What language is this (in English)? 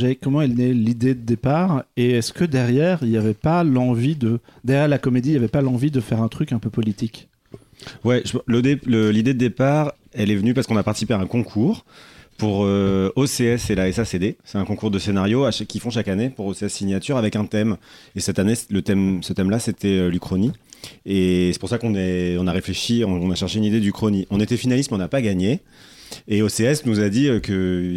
French